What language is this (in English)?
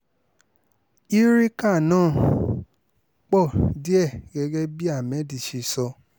Yoruba